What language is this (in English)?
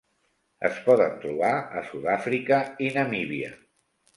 Catalan